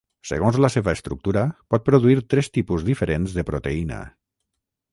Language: Catalan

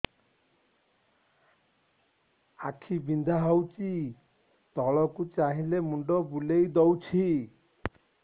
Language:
Odia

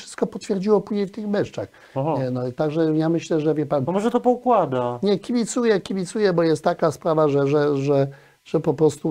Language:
Polish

